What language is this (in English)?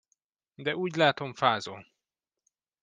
Hungarian